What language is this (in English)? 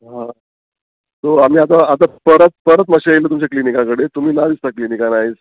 Konkani